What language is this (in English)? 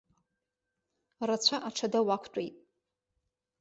Abkhazian